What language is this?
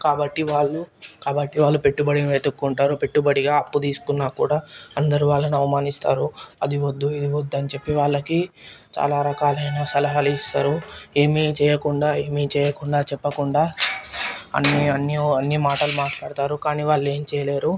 Telugu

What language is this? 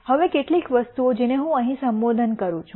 Gujarati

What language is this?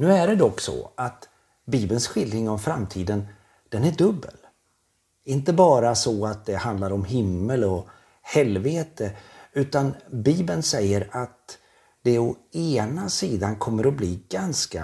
Swedish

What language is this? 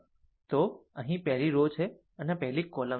Gujarati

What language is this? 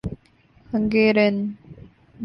Urdu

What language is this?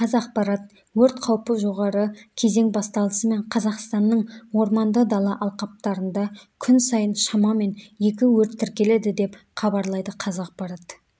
Kazakh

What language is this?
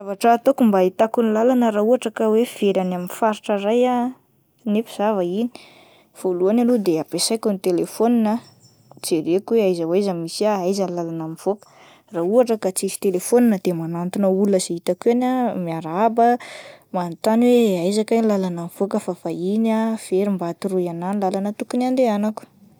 Malagasy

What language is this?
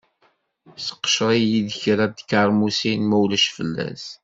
Kabyle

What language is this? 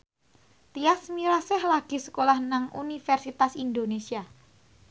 Javanese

